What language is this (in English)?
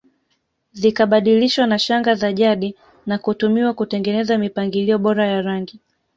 Swahili